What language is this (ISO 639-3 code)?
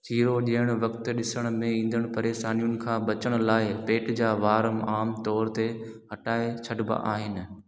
snd